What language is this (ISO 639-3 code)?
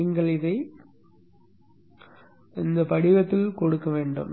tam